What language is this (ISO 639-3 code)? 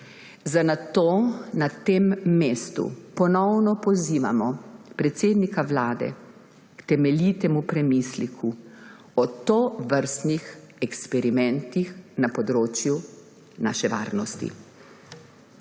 slv